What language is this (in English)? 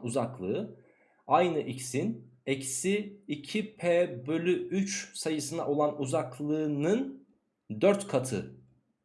Turkish